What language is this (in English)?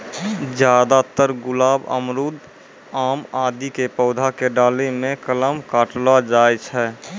Maithili